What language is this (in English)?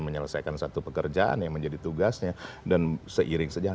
Indonesian